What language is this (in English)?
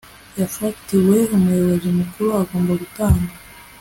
Kinyarwanda